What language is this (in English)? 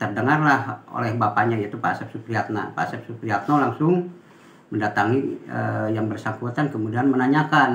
Indonesian